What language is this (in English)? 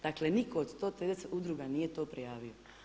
Croatian